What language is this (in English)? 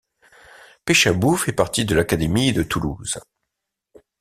French